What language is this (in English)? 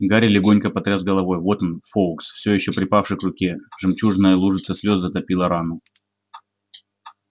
Russian